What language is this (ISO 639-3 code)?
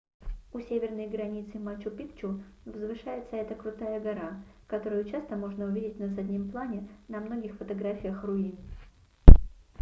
rus